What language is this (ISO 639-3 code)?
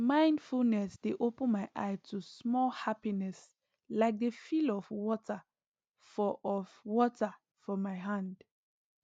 pcm